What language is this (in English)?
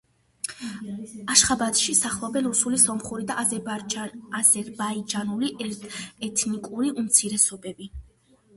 Georgian